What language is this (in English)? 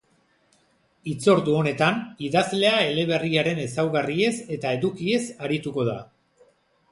Basque